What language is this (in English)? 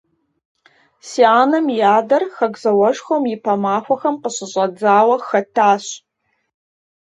Kabardian